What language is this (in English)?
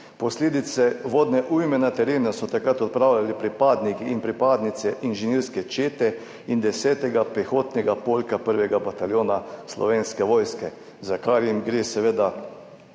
Slovenian